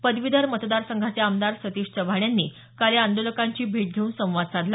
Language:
Marathi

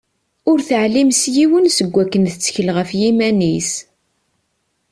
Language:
Kabyle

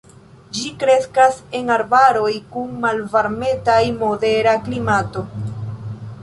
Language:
Esperanto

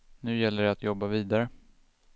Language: Swedish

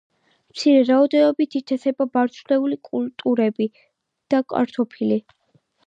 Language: Georgian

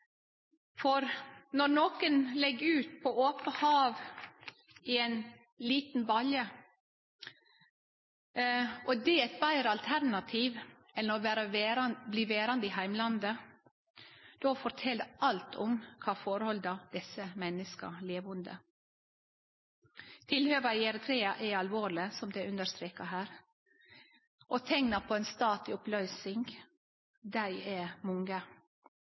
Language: Norwegian Nynorsk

